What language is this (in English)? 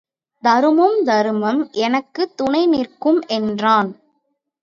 Tamil